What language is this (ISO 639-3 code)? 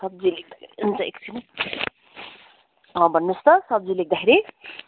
nep